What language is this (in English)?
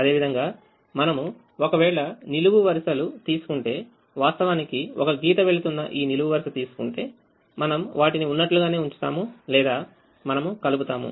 Telugu